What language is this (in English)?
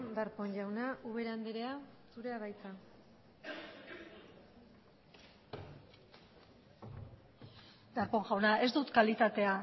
Basque